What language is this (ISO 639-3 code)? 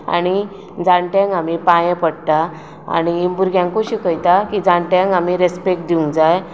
kok